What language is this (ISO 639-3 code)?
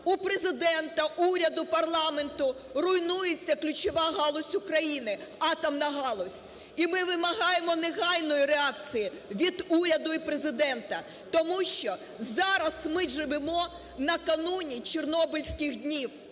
ukr